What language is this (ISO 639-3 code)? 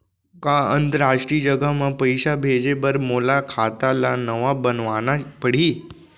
hne